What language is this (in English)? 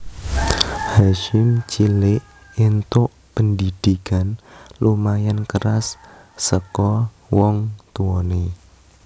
Javanese